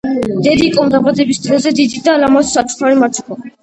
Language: Georgian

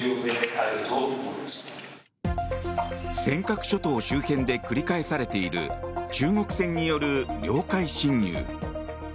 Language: Japanese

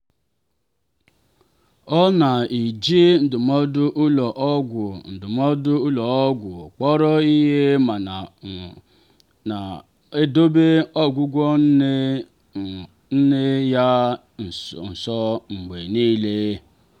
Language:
Igbo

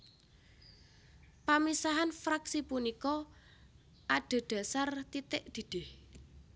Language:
Javanese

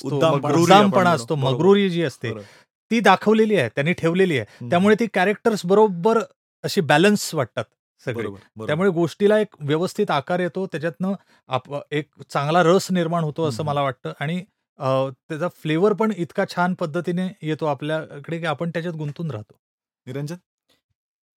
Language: Marathi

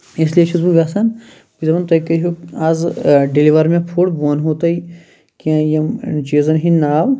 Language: Kashmiri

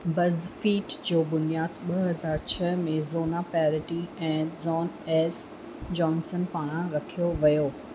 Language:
Sindhi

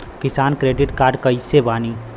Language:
Bhojpuri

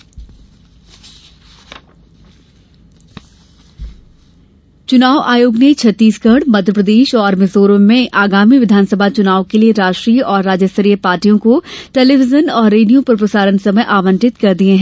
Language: Hindi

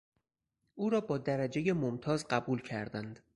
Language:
Persian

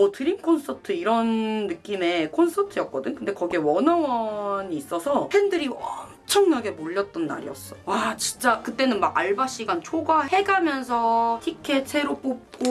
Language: Korean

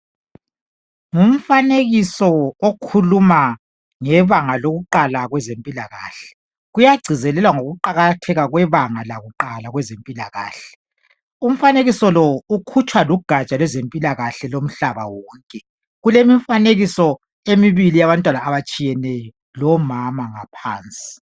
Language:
North Ndebele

